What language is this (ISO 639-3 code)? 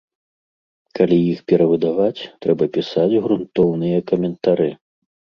bel